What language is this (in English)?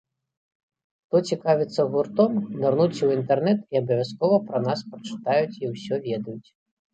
Belarusian